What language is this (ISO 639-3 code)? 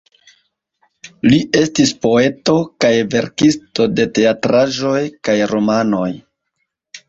epo